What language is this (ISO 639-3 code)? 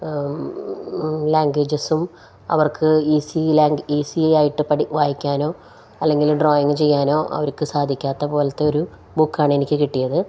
mal